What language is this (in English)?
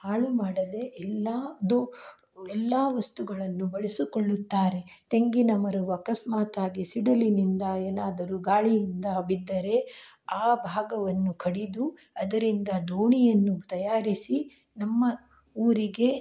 Kannada